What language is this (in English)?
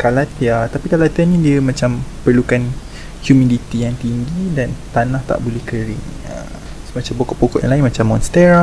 Malay